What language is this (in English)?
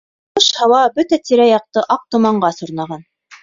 Bashkir